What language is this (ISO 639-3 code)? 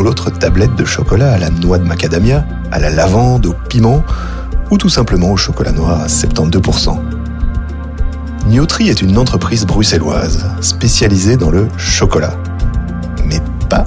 fra